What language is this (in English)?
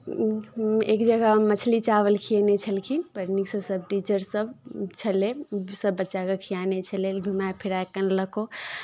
Maithili